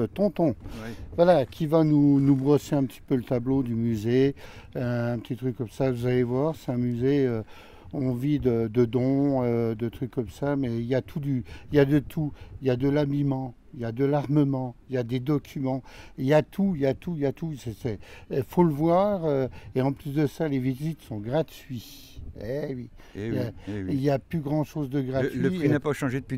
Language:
French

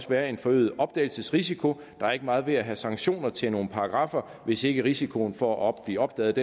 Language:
Danish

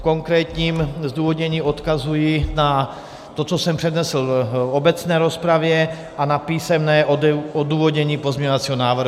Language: Czech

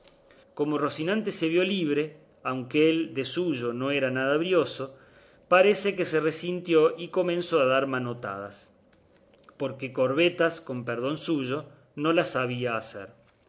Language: Spanish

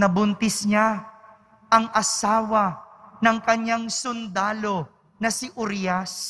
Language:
Filipino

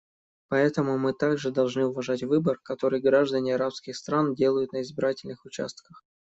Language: Russian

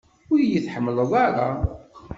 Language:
Kabyle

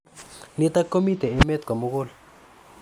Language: Kalenjin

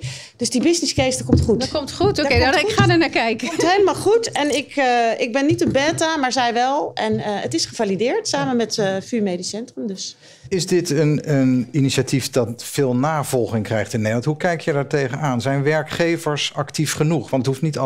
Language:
Dutch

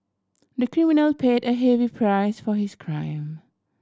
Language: English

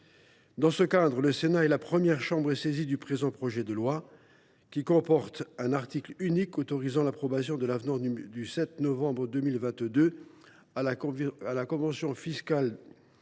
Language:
French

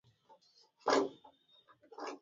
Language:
Swahili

